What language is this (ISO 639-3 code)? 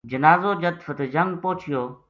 gju